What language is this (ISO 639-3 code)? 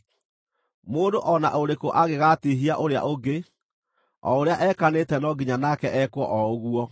kik